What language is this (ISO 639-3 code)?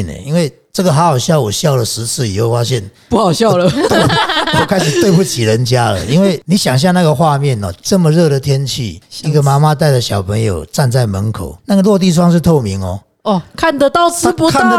zho